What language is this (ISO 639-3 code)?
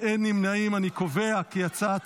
heb